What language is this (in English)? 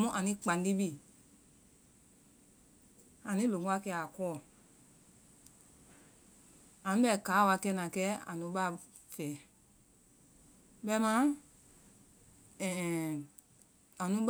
Vai